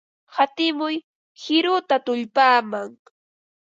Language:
Ambo-Pasco Quechua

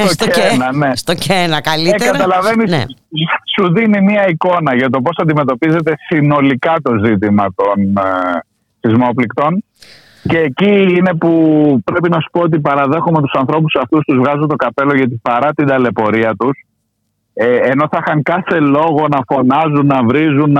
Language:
Greek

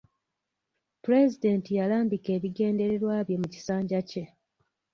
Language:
Ganda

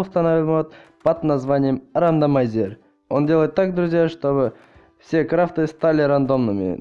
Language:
Russian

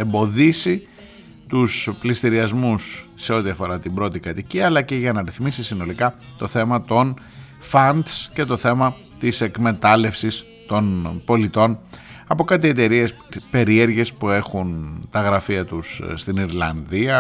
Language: Greek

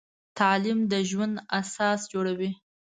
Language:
Pashto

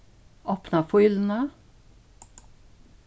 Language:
Faroese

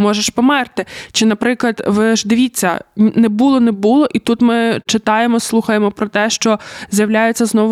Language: Ukrainian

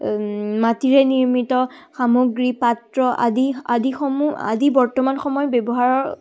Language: Assamese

